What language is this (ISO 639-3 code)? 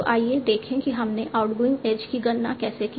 hin